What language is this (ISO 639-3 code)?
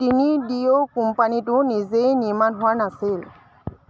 asm